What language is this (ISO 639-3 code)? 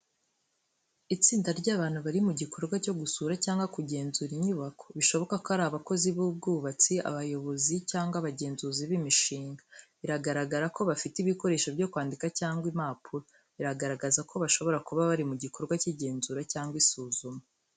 kin